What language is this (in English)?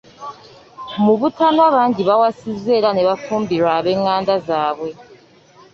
Ganda